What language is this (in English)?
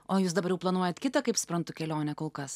Lithuanian